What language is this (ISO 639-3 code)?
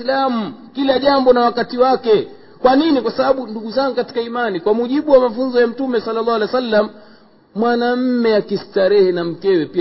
swa